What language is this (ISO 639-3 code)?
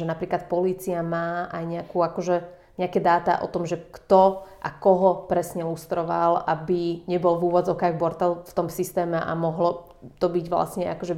slk